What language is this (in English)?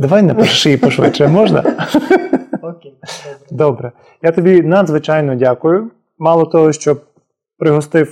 Ukrainian